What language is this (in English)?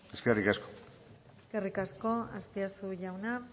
Basque